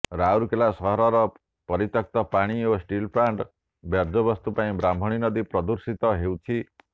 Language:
Odia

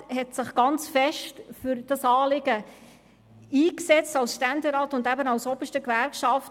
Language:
Swiss German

